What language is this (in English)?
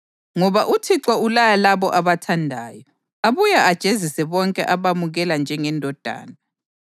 North Ndebele